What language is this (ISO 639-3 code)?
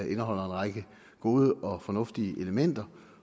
dan